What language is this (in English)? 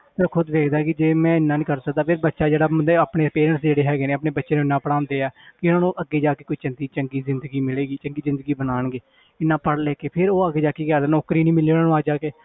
Punjabi